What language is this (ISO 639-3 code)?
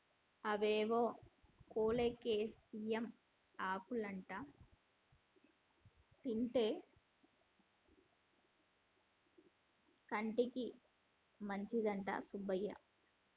tel